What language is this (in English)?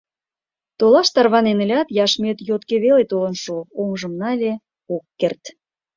Mari